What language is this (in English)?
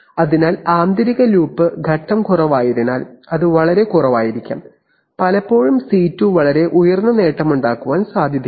Malayalam